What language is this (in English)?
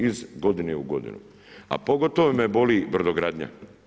Croatian